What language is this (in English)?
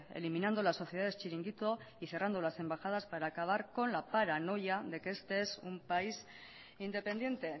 Spanish